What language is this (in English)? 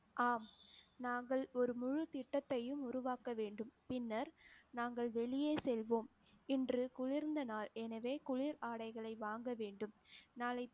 Tamil